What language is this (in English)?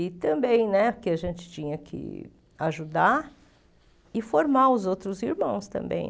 Portuguese